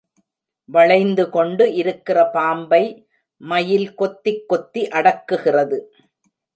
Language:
Tamil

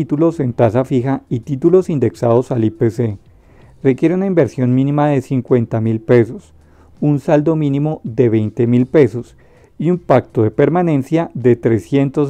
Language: Spanish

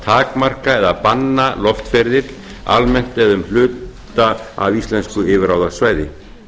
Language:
Icelandic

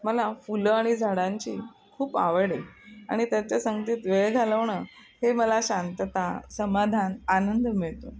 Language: Marathi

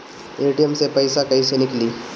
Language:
Bhojpuri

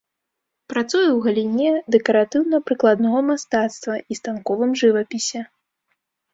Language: Belarusian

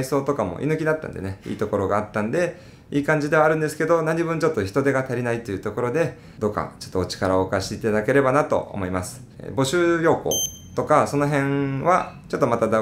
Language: Japanese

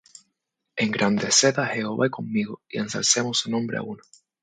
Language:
Spanish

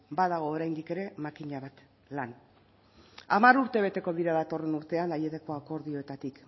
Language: Basque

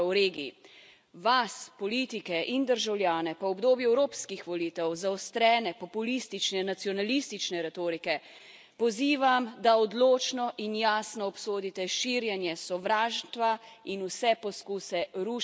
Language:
Slovenian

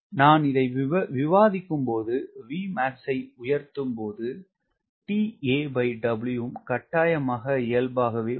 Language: Tamil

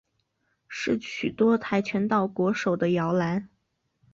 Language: Chinese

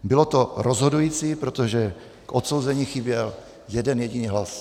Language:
Czech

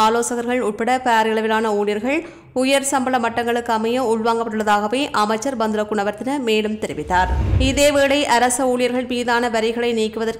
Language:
Arabic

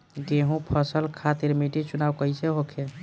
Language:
Bhojpuri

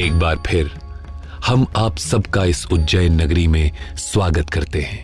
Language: Hindi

